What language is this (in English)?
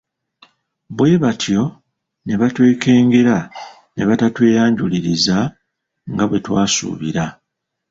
Ganda